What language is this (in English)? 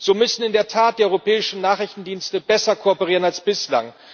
German